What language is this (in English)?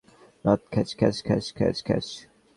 Bangla